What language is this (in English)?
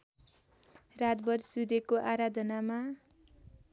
Nepali